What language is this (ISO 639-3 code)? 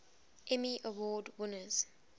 eng